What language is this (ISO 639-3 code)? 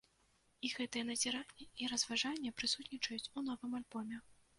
bel